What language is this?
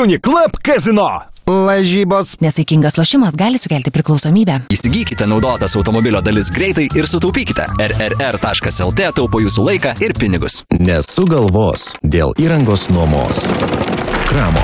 Lithuanian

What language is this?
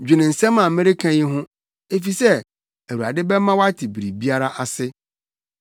Akan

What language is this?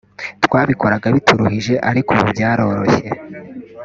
Kinyarwanda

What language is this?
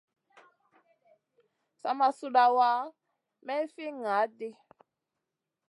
Masana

